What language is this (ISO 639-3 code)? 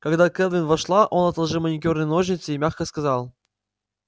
rus